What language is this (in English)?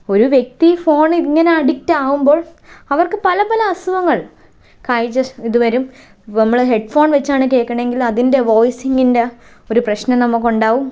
Malayalam